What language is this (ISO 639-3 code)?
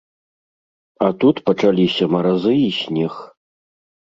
bel